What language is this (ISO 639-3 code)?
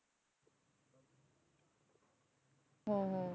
pan